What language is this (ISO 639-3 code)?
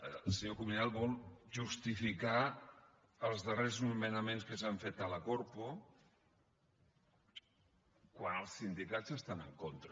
cat